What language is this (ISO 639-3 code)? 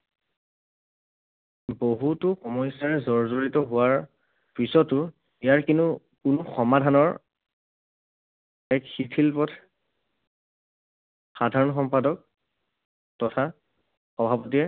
asm